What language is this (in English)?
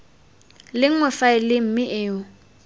Tswana